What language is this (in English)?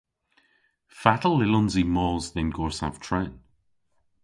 Cornish